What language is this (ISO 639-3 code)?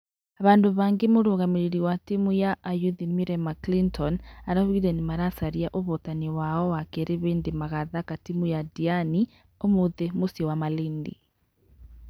kik